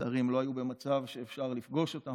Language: Hebrew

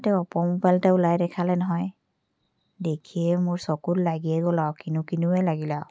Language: Assamese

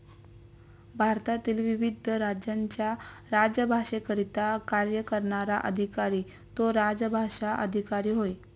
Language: Marathi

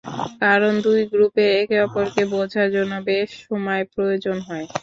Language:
Bangla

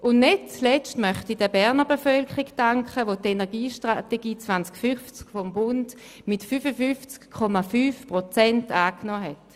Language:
Swiss German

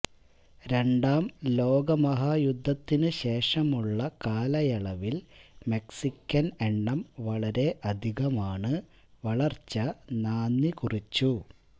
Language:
Malayalam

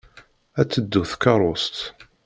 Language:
Kabyle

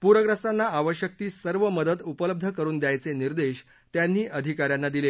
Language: Marathi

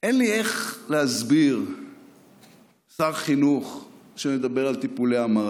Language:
Hebrew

